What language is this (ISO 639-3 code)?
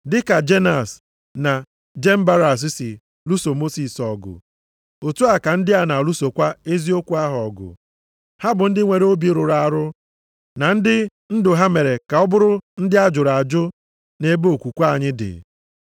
ibo